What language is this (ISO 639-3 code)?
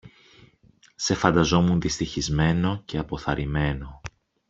ell